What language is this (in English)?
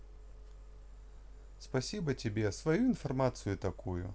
Russian